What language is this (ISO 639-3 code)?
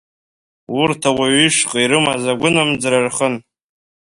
abk